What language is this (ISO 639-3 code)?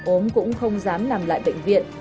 vie